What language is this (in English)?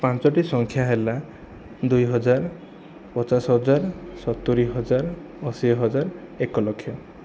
Odia